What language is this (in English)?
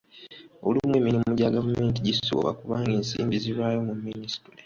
Ganda